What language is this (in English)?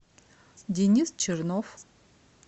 Russian